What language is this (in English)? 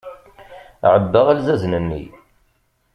Kabyle